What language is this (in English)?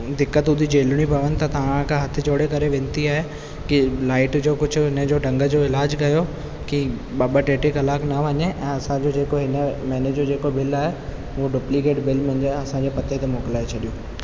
Sindhi